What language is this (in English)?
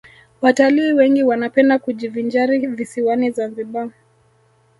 Swahili